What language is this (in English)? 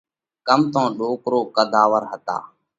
Parkari Koli